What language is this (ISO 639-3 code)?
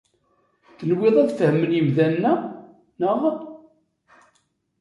kab